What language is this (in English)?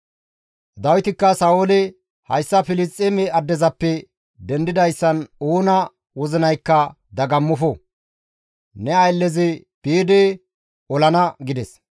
Gamo